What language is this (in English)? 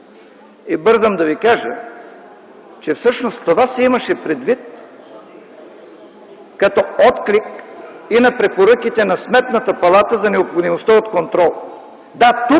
Bulgarian